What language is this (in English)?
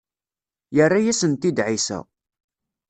Kabyle